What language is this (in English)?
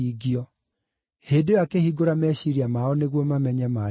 Kikuyu